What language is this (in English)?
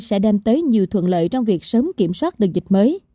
Vietnamese